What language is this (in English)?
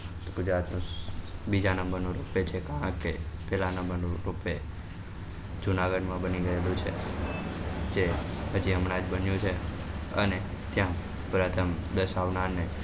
Gujarati